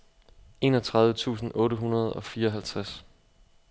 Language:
Danish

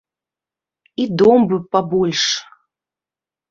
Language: Belarusian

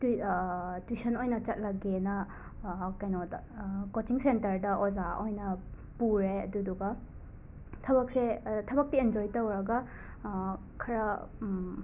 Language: Manipuri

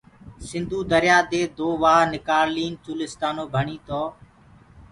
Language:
Gurgula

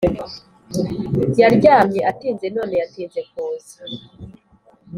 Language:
Kinyarwanda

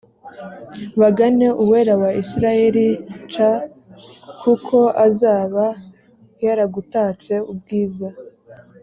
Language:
Kinyarwanda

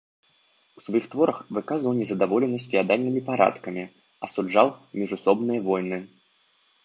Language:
Belarusian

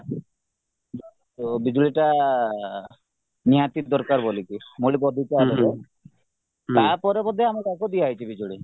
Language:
Odia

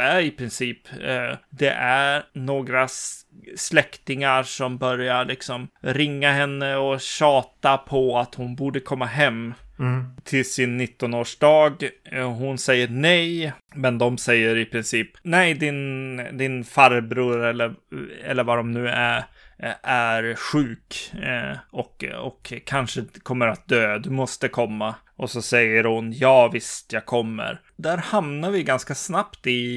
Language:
Swedish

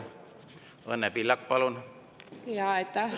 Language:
Estonian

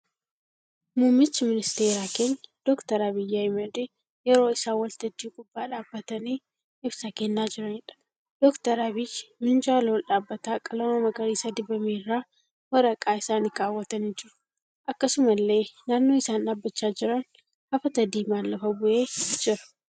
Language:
Oromo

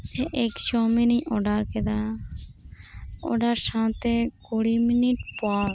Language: Santali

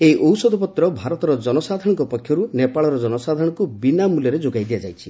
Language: Odia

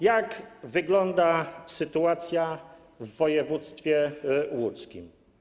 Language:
Polish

